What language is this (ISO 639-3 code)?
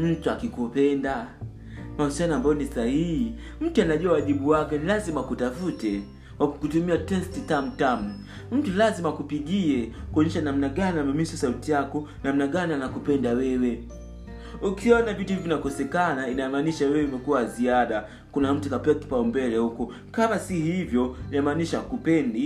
swa